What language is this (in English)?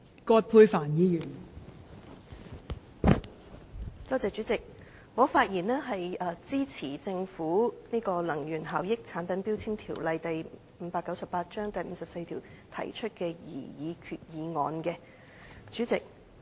Cantonese